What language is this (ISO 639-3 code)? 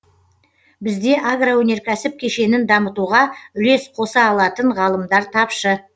kaz